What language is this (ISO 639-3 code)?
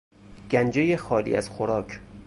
fas